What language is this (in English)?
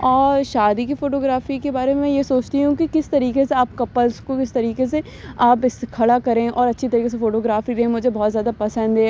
Urdu